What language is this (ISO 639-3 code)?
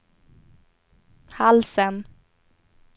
swe